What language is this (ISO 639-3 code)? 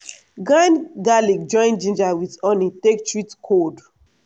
pcm